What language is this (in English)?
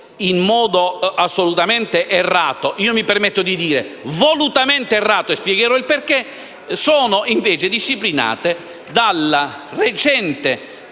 Italian